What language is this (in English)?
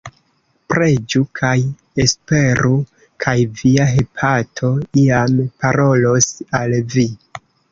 Esperanto